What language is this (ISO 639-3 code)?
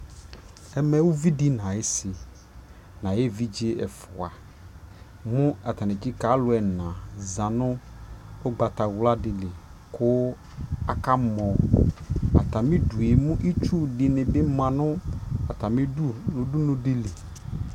kpo